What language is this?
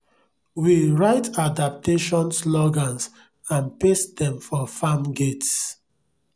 Nigerian Pidgin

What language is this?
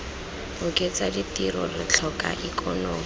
Tswana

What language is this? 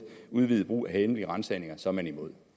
Danish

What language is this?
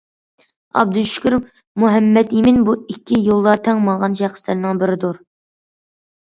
Uyghur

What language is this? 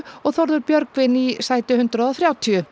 Icelandic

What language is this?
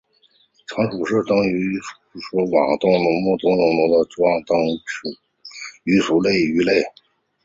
Chinese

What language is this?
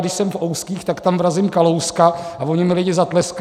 Czech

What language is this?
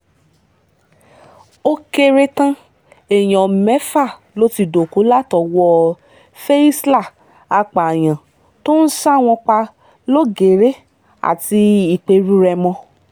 Yoruba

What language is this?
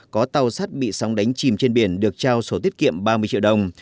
Vietnamese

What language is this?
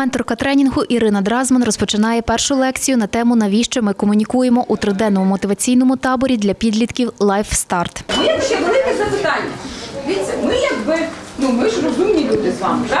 Ukrainian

